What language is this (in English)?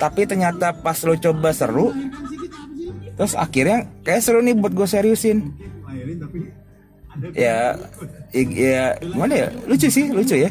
Indonesian